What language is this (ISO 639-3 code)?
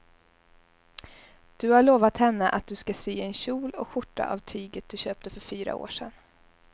swe